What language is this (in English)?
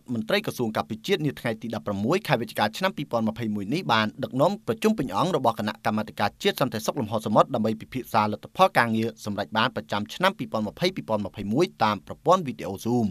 Vietnamese